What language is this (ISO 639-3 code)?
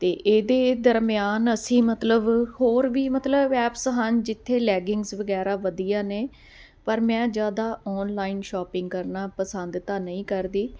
pan